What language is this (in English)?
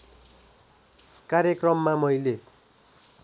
Nepali